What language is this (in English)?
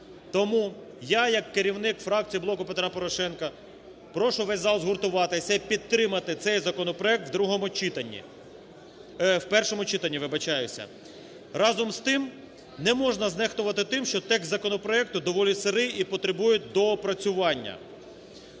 Ukrainian